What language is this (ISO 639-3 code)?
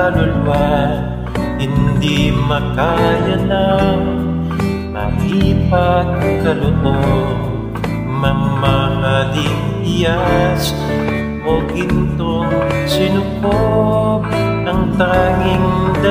ara